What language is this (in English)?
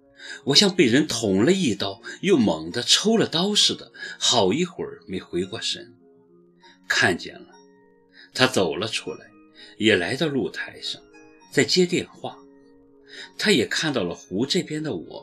Chinese